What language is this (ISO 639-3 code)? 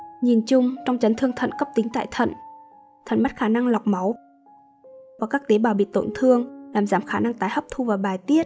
vie